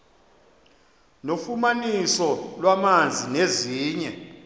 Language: Xhosa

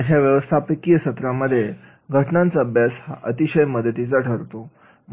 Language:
Marathi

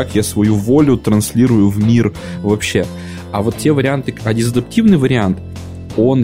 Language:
Russian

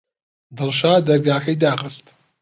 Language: Central Kurdish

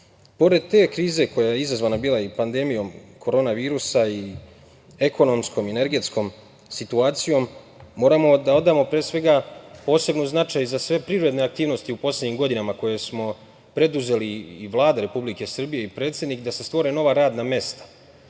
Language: Serbian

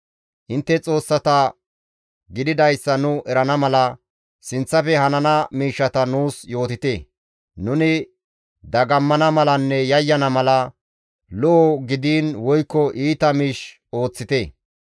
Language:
Gamo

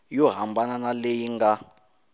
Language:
Tsonga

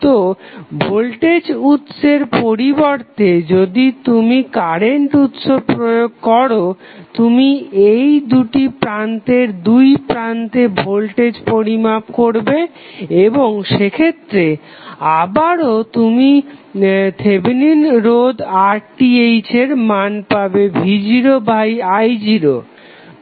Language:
Bangla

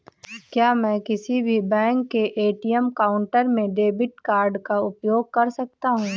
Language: Hindi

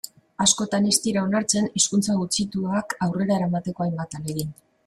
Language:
Basque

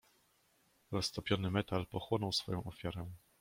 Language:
Polish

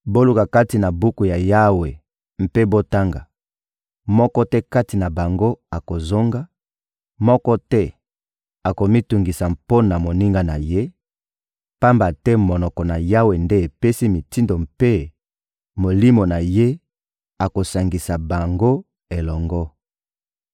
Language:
Lingala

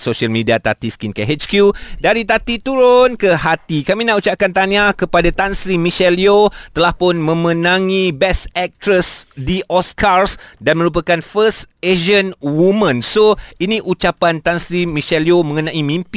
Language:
Malay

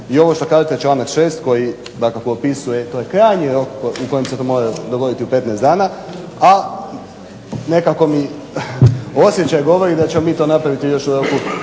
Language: Croatian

